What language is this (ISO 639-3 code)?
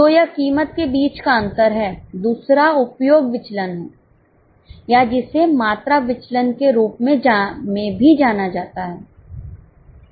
hin